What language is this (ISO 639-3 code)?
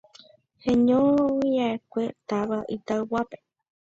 grn